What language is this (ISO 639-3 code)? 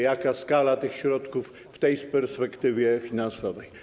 pol